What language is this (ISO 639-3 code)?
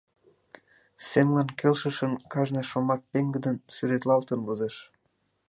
chm